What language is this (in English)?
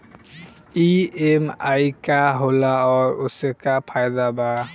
Bhojpuri